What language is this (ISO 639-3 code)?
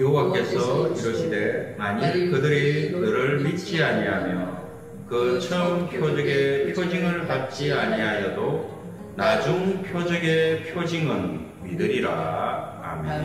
kor